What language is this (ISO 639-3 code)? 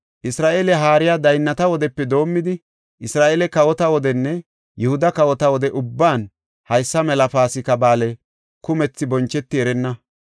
gof